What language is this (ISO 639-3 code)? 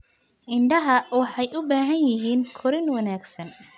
som